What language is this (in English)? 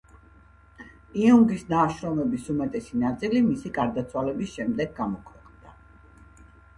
Georgian